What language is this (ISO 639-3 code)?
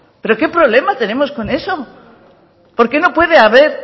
spa